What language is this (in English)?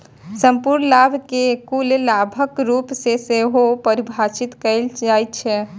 Maithili